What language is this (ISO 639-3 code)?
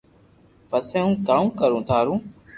lrk